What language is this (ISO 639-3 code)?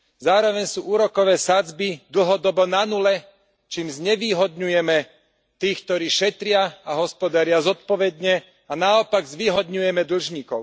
slk